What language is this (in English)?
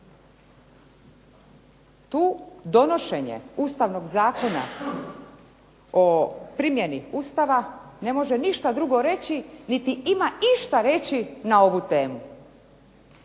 Croatian